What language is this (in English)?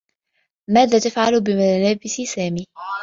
Arabic